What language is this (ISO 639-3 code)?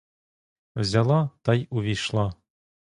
ukr